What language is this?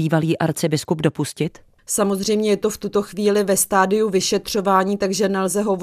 Czech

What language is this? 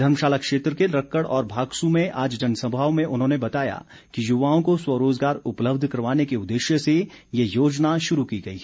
Hindi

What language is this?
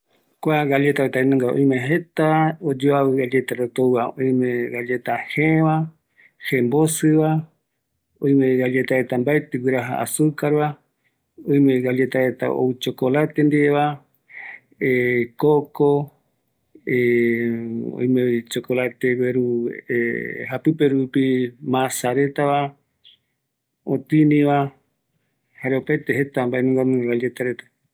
Eastern Bolivian Guaraní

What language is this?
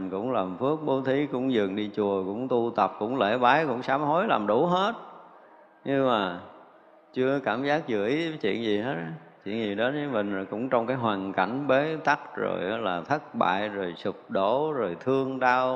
Vietnamese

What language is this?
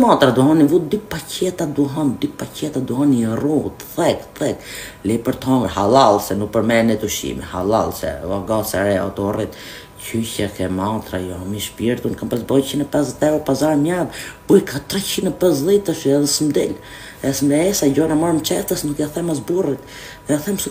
Romanian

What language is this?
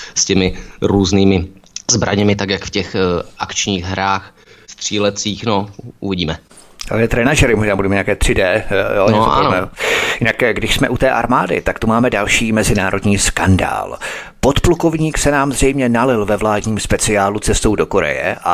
Czech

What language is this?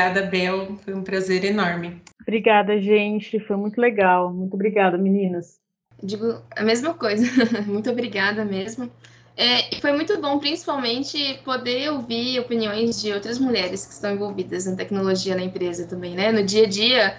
Portuguese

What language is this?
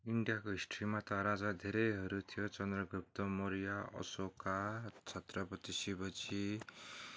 Nepali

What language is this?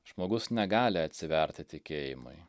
Lithuanian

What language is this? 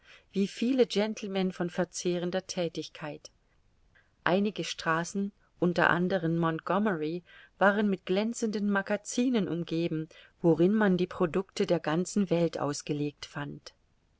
German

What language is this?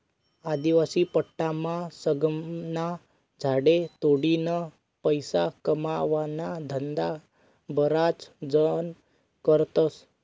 Marathi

